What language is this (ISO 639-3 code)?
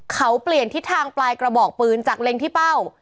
tha